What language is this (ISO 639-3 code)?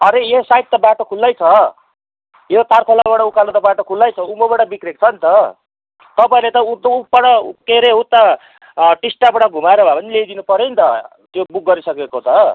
nep